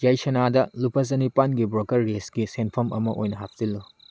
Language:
Manipuri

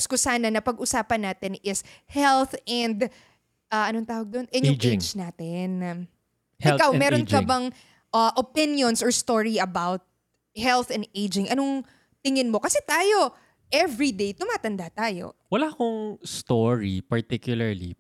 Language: Filipino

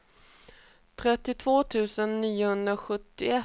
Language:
Swedish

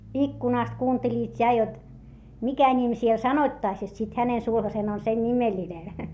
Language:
Finnish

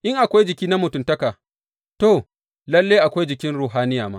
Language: Hausa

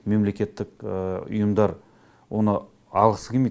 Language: Kazakh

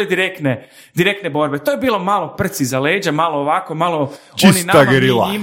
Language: Croatian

